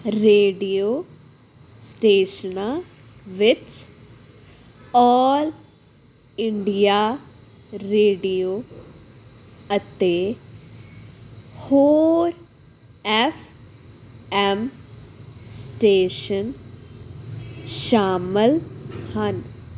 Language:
Punjabi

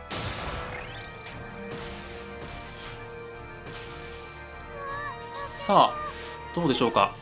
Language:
Japanese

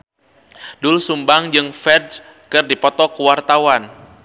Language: Sundanese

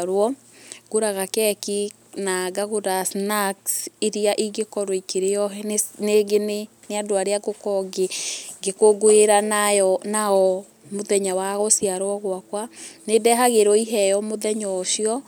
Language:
Kikuyu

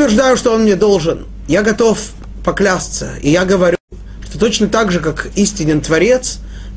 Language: Russian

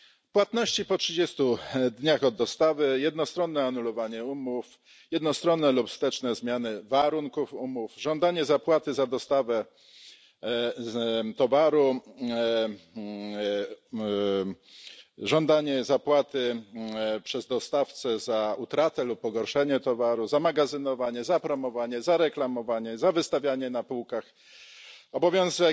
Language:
Polish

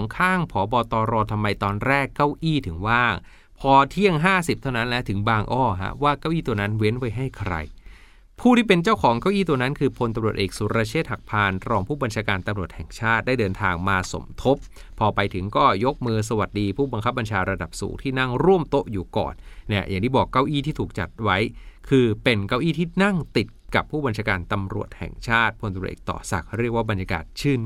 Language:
Thai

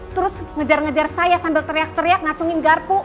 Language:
Indonesian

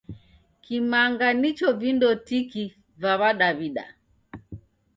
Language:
Taita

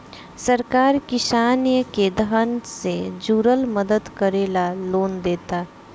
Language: Bhojpuri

